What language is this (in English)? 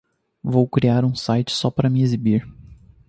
Portuguese